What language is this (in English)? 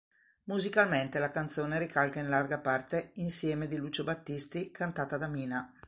Italian